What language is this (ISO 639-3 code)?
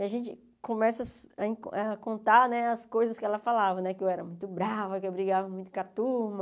por